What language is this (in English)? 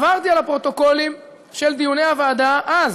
Hebrew